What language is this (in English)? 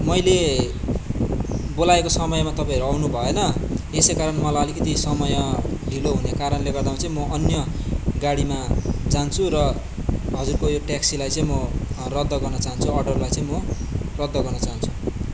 Nepali